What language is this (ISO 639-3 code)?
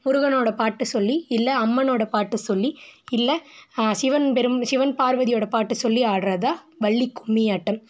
tam